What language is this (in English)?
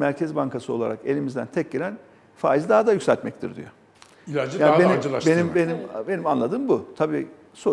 Turkish